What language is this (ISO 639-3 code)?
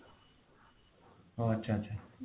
ori